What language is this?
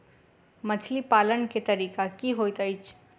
Maithili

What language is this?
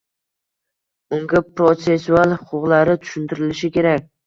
Uzbek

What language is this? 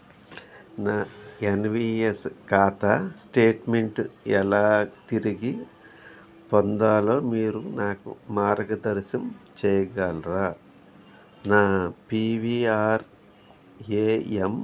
Telugu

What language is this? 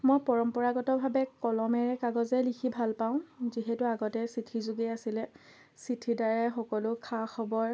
Assamese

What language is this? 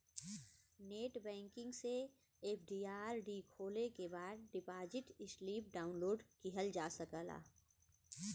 Bhojpuri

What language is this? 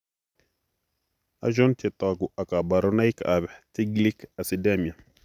Kalenjin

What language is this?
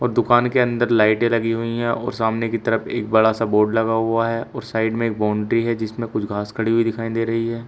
Hindi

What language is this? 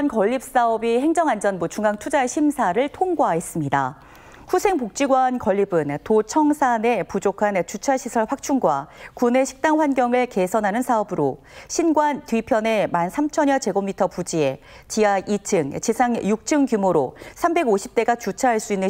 Korean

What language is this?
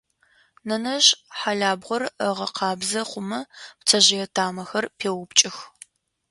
Adyghe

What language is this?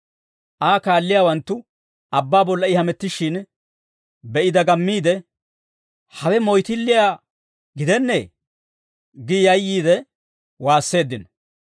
Dawro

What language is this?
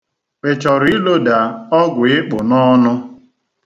Igbo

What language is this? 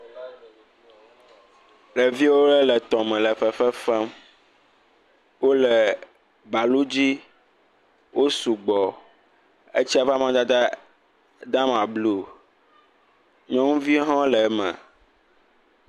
Ewe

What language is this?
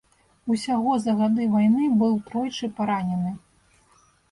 Belarusian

